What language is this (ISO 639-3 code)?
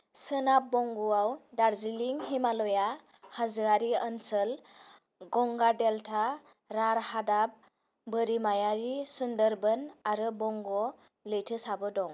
brx